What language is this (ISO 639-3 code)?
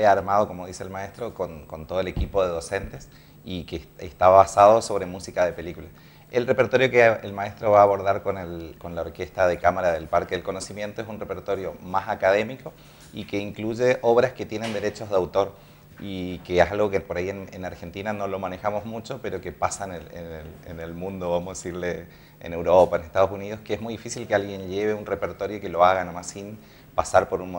spa